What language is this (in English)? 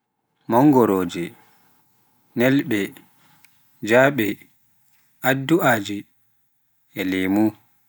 Pular